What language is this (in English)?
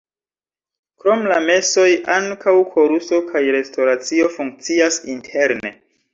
Esperanto